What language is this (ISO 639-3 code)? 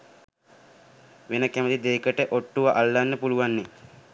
sin